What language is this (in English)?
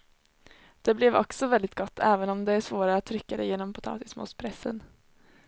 Swedish